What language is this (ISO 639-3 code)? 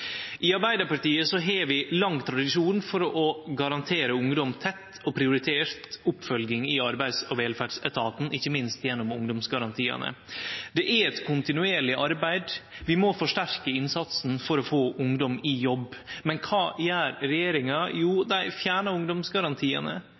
nno